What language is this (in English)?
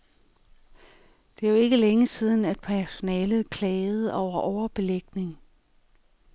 Danish